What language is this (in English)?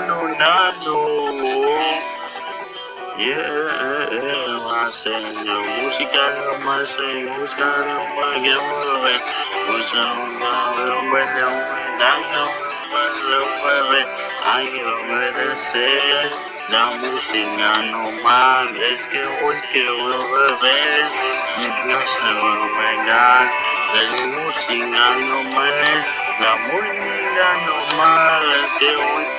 Latin